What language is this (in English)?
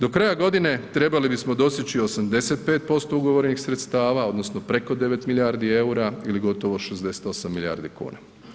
Croatian